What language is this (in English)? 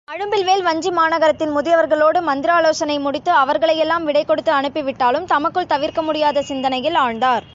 Tamil